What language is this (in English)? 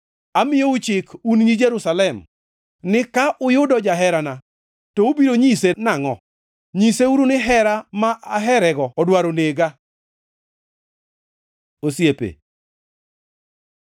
Luo (Kenya and Tanzania)